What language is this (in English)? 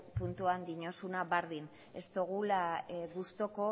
Basque